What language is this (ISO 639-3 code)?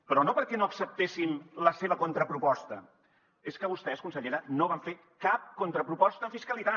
cat